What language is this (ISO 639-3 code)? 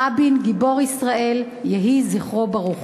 heb